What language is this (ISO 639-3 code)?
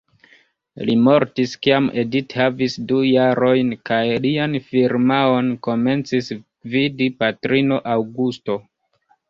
epo